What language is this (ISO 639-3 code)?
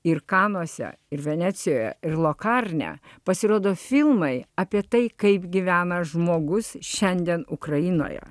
lit